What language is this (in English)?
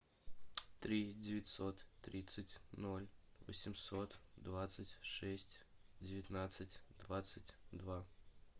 Russian